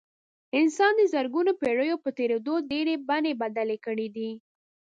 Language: Pashto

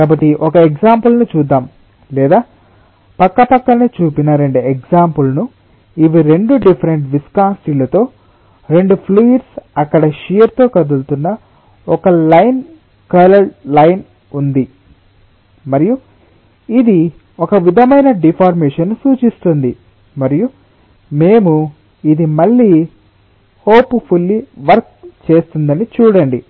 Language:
Telugu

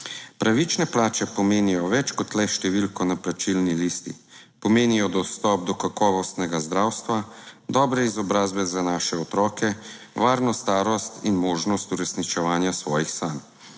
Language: Slovenian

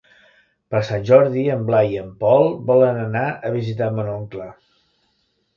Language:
Catalan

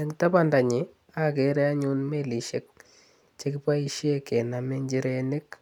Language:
Kalenjin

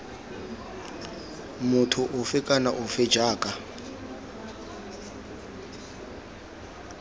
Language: Tswana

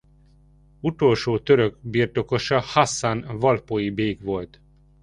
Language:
Hungarian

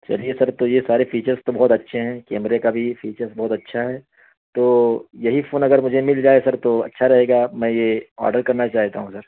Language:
Urdu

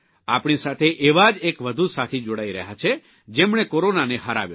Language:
Gujarati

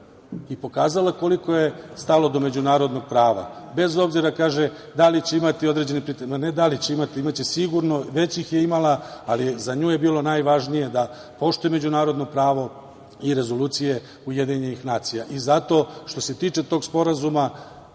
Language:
Serbian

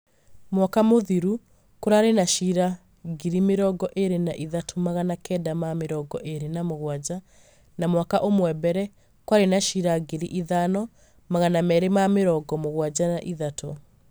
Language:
Kikuyu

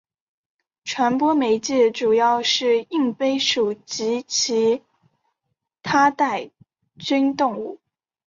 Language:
Chinese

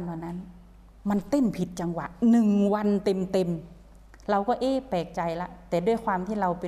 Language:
Thai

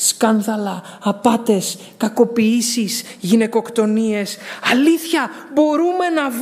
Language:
Greek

